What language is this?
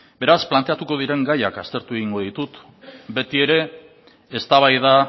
Basque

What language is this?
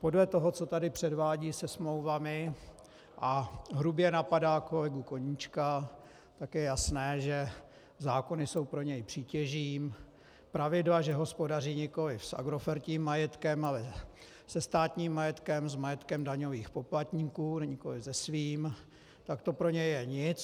Czech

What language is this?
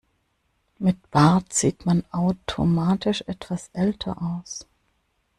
German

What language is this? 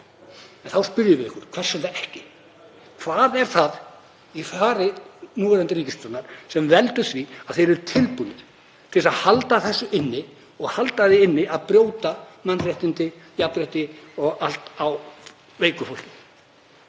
Icelandic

